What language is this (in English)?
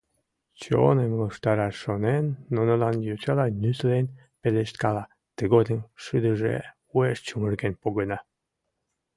Mari